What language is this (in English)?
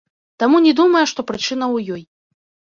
Belarusian